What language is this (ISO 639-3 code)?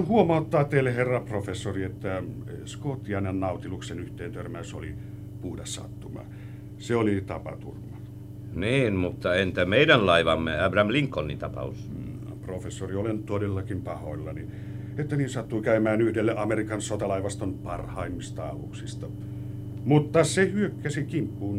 fin